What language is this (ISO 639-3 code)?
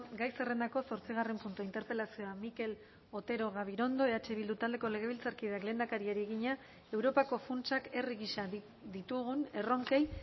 eus